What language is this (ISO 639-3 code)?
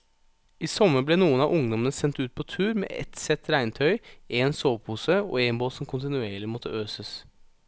nor